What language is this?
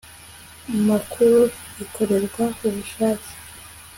Kinyarwanda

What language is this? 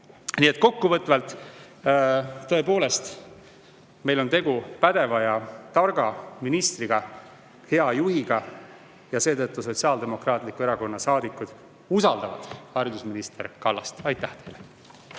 Estonian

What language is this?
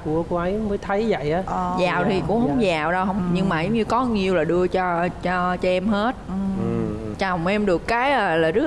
Vietnamese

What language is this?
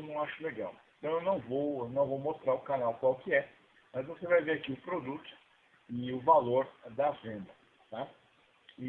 Portuguese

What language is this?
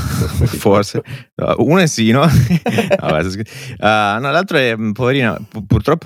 Italian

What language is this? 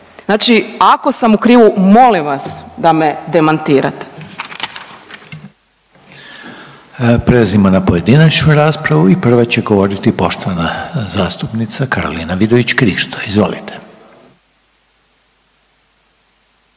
Croatian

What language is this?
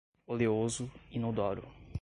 Portuguese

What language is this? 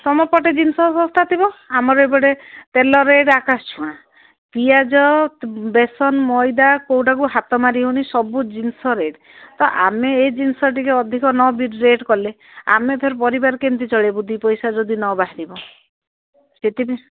Odia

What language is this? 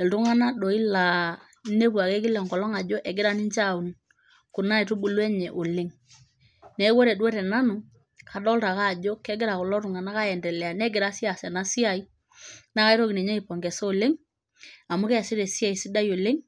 Masai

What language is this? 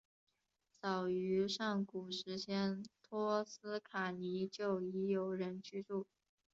Chinese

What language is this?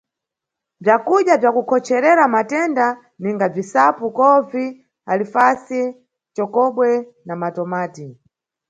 Nyungwe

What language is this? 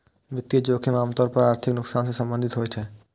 Maithili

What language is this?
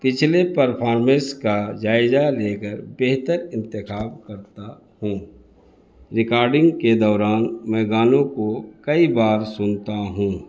Urdu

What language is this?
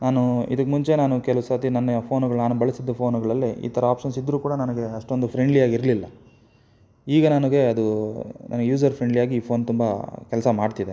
Kannada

